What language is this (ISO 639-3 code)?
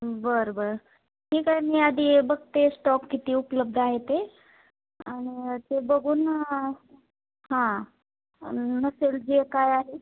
mar